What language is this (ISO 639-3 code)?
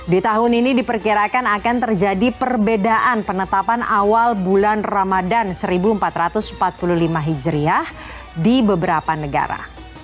ind